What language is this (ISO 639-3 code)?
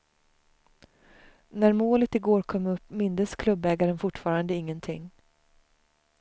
swe